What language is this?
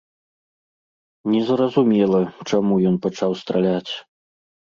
Belarusian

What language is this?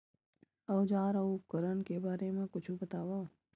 Chhattisgarhi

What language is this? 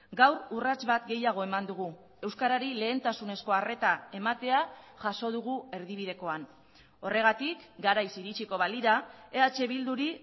Basque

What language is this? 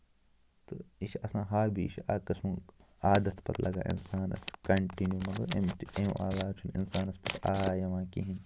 Kashmiri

